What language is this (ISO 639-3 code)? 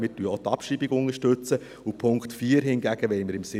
gsw